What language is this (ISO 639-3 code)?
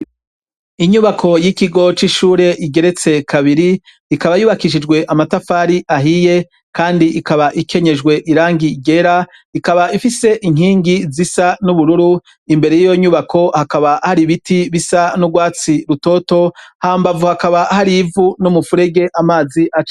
run